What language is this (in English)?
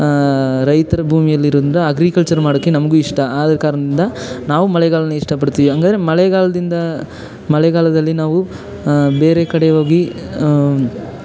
Kannada